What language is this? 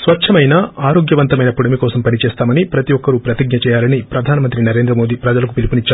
Telugu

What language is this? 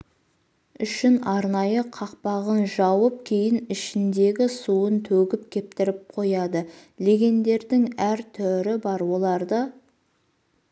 Kazakh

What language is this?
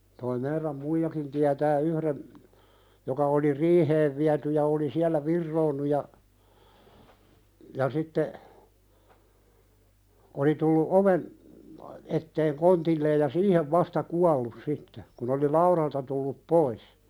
Finnish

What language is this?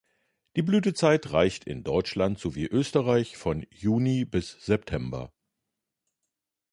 German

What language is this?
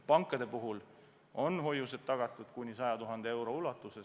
Estonian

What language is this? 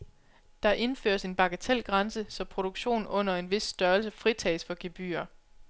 Danish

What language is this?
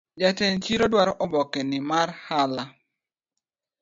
Luo (Kenya and Tanzania)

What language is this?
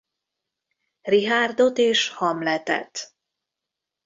Hungarian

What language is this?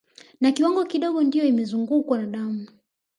Swahili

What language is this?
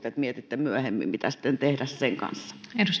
Finnish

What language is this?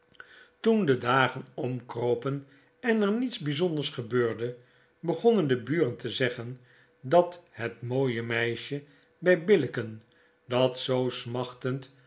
Dutch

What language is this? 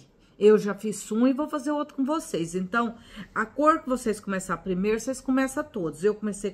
Portuguese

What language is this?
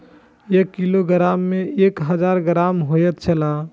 Maithili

